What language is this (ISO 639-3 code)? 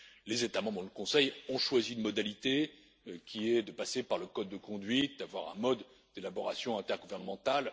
fra